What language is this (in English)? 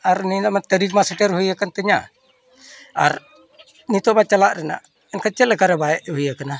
Santali